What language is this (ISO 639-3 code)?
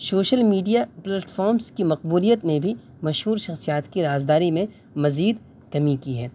urd